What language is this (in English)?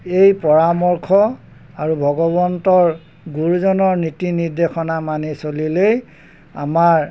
Assamese